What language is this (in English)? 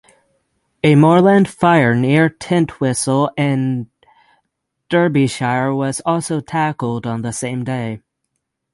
English